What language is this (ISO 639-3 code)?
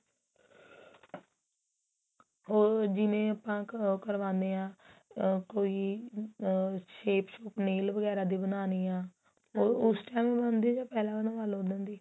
pan